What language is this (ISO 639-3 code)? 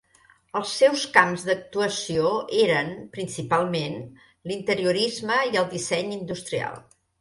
cat